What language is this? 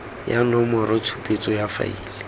Tswana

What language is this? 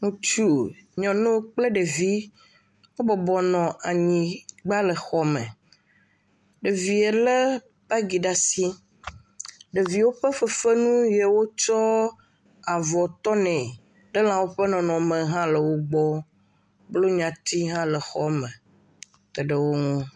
Ewe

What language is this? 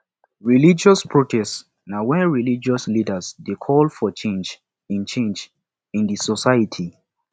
Nigerian Pidgin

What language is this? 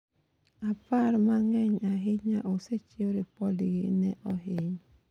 Luo (Kenya and Tanzania)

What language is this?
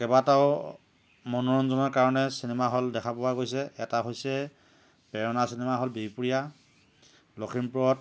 Assamese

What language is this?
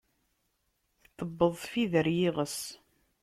Kabyle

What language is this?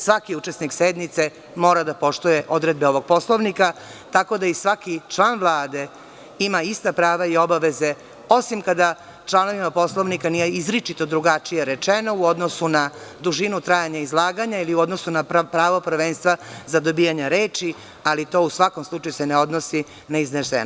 Serbian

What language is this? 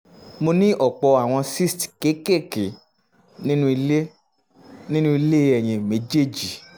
Yoruba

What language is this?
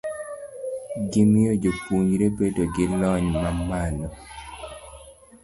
Luo (Kenya and Tanzania)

